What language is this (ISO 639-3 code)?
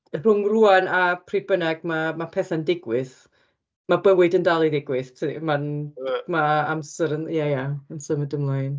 cym